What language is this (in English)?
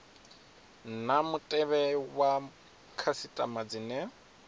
Venda